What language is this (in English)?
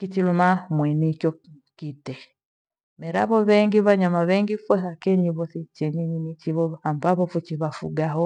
Gweno